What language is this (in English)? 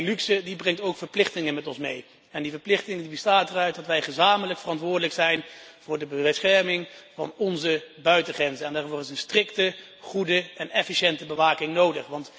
Dutch